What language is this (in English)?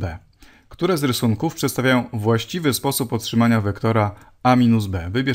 Polish